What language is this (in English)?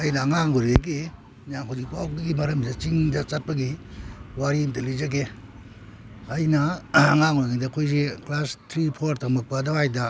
Manipuri